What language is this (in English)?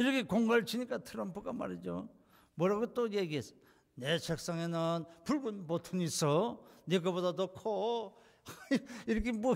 Korean